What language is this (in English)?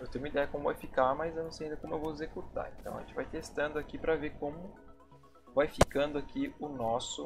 Portuguese